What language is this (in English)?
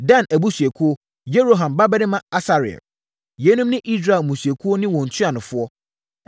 Akan